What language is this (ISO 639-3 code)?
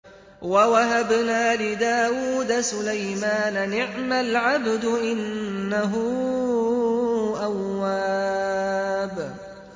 ara